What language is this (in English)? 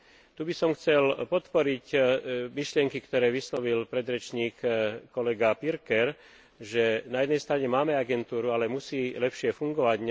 Slovak